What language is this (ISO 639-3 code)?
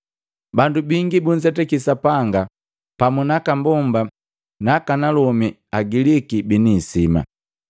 mgv